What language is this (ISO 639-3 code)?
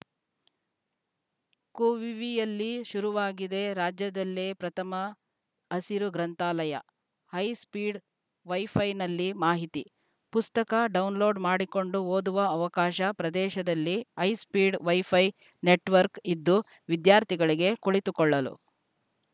kan